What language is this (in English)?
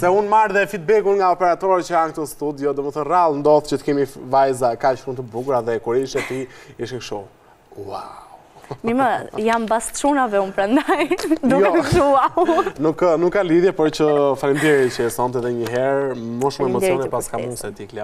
Romanian